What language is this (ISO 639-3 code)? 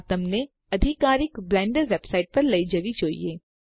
guj